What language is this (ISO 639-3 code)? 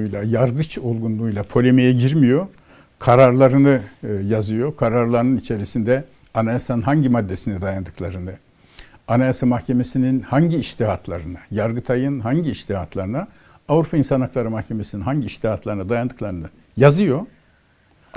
tur